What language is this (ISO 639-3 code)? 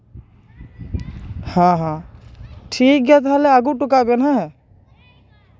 sat